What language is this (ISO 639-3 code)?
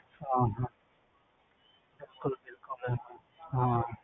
pan